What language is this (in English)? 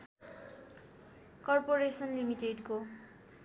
Nepali